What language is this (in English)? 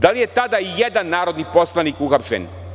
Serbian